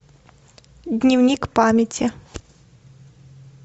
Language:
Russian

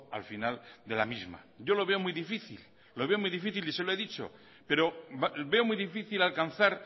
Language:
Spanish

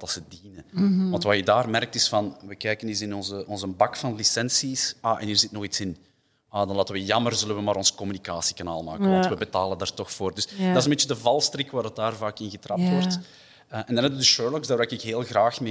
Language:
Dutch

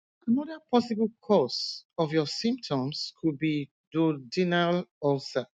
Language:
Yoruba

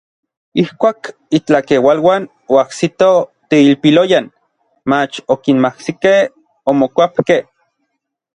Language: Orizaba Nahuatl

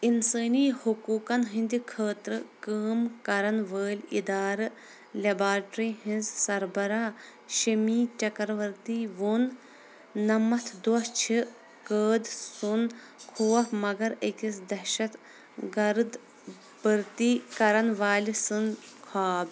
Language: Kashmiri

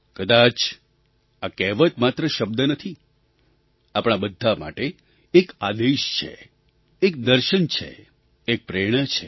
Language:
Gujarati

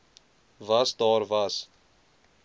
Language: Afrikaans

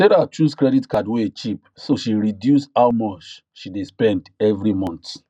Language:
Nigerian Pidgin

